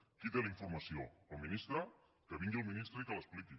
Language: Catalan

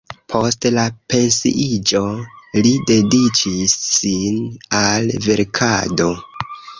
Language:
Esperanto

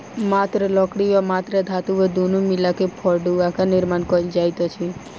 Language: Maithili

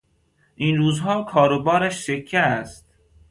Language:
Persian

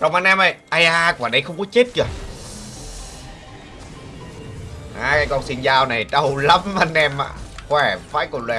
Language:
Vietnamese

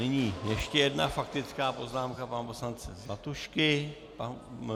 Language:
Czech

